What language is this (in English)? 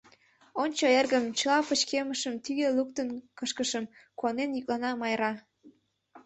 Mari